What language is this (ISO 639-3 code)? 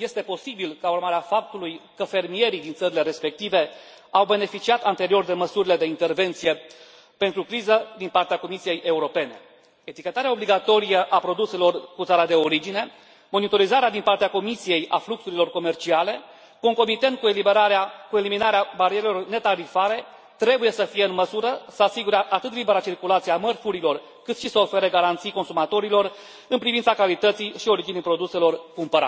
ron